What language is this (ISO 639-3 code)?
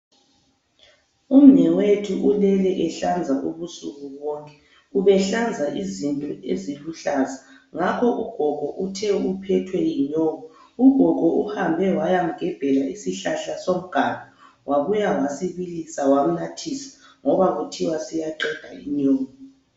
nde